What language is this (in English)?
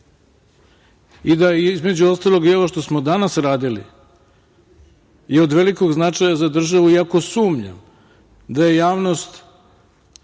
Serbian